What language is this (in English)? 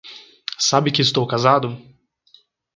Portuguese